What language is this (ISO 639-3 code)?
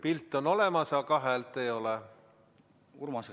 est